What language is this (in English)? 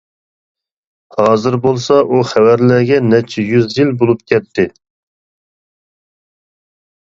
Uyghur